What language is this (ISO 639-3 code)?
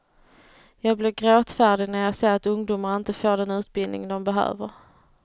swe